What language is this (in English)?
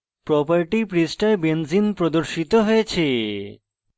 Bangla